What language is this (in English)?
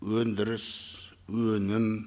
Kazakh